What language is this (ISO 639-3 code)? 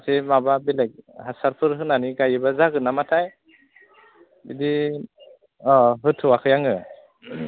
brx